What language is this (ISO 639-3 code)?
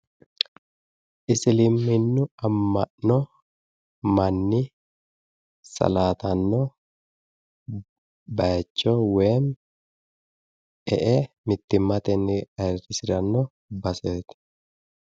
sid